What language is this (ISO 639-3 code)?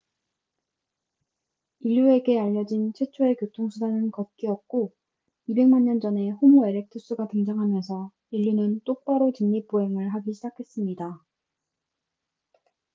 kor